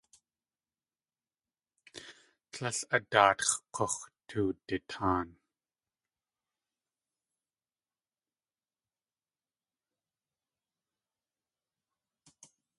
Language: Tlingit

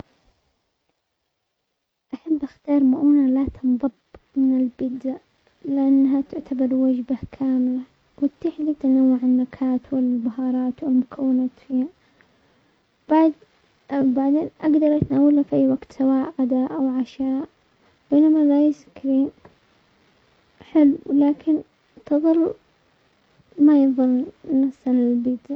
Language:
Omani Arabic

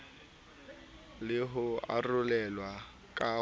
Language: Southern Sotho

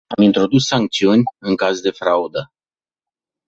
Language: Romanian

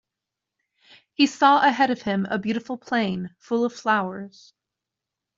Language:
English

